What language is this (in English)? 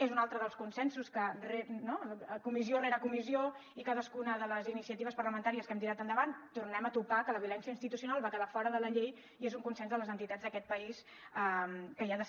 Catalan